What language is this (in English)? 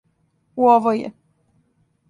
Serbian